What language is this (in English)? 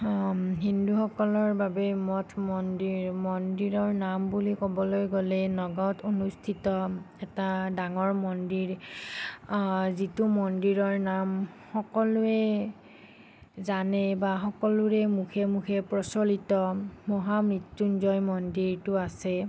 Assamese